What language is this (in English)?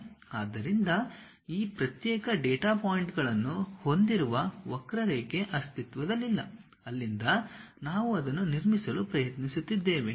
Kannada